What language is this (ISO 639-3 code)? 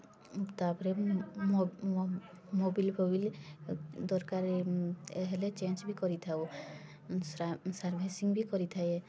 ori